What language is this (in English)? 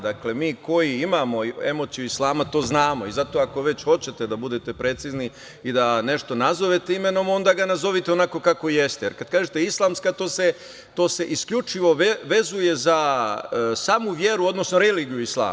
Serbian